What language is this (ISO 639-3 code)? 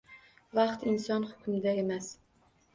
uzb